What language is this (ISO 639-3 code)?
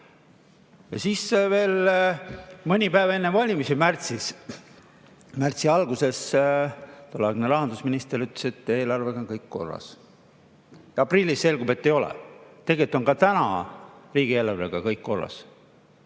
est